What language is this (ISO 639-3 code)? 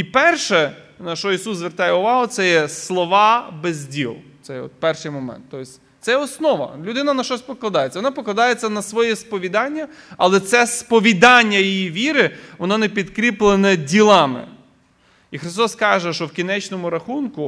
ukr